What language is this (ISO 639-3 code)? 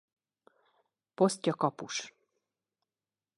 hun